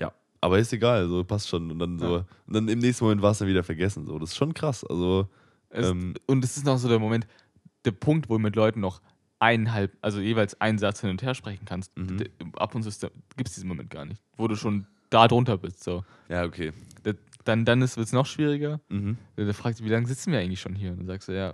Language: German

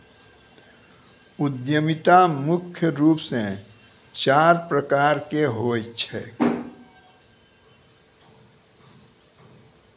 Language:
Maithili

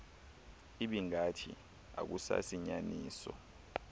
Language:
Xhosa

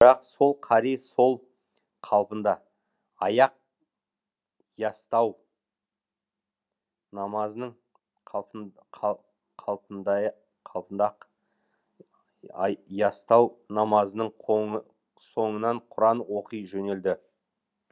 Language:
Kazakh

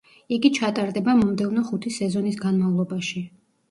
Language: Georgian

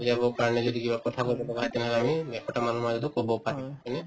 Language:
Assamese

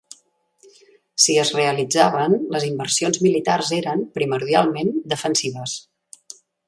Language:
Catalan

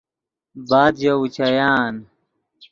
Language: Yidgha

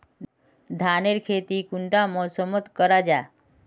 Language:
Magahi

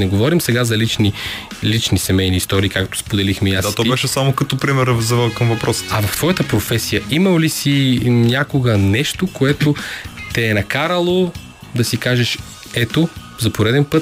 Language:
Bulgarian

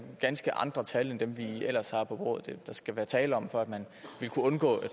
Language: Danish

